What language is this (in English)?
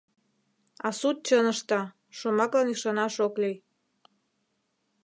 Mari